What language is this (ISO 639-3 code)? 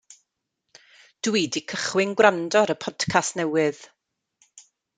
cym